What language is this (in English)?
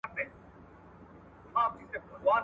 Pashto